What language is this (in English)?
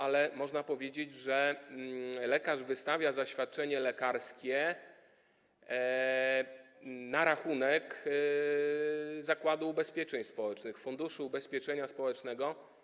Polish